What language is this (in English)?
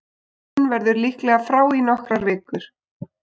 Icelandic